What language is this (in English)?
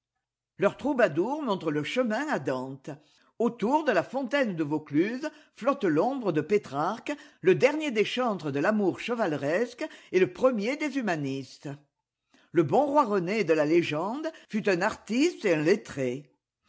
French